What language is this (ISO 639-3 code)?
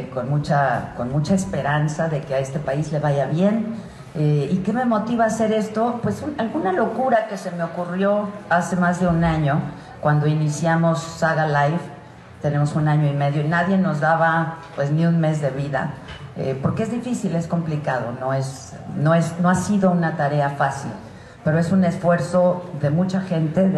spa